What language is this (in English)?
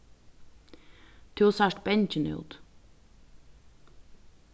Faroese